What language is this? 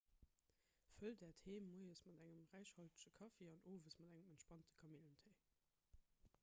Luxembourgish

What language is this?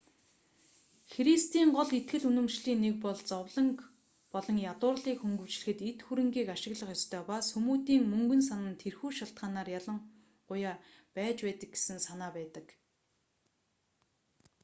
Mongolian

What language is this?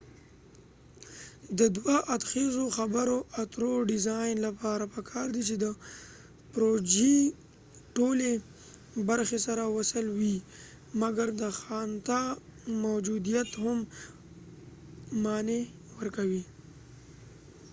Pashto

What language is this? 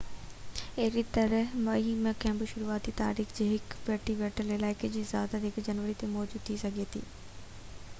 Sindhi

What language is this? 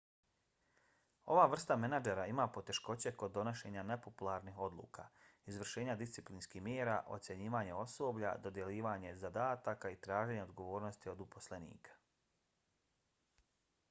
Bosnian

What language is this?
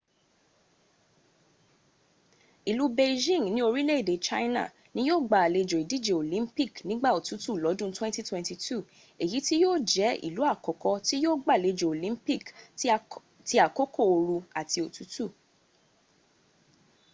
Yoruba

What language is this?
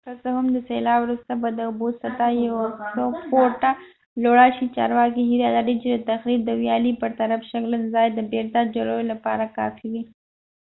Pashto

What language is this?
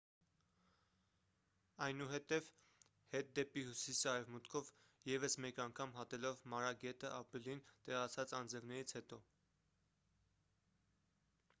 Armenian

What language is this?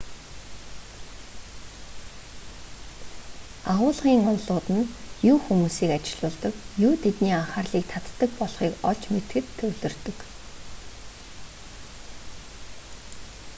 Mongolian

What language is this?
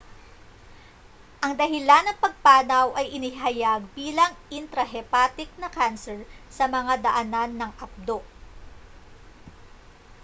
Filipino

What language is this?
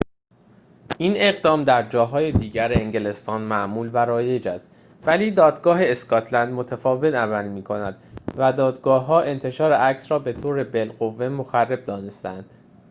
Persian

